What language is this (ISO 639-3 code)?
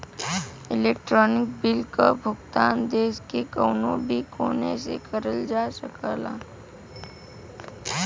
bho